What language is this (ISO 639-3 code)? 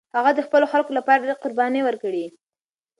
pus